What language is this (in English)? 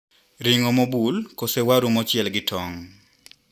Luo (Kenya and Tanzania)